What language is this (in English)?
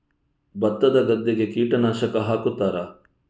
Kannada